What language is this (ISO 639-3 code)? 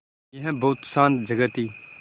hin